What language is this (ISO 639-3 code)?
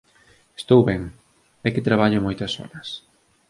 glg